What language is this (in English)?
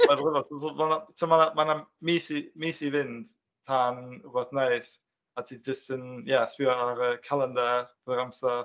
Welsh